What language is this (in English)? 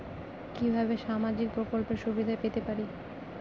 Bangla